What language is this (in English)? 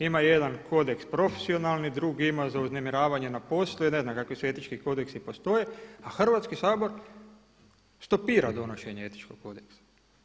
Croatian